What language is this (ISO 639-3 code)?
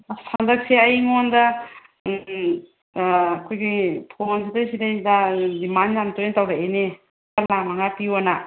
mni